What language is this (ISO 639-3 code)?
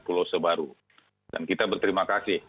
ind